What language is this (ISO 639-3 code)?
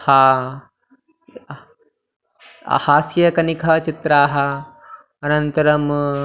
san